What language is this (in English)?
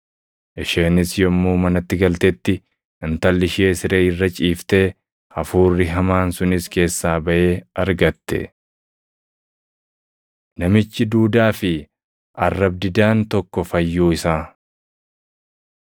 Oromo